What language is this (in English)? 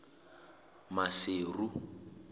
Southern Sotho